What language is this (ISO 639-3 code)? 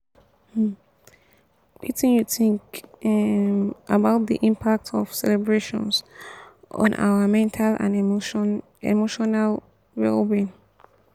pcm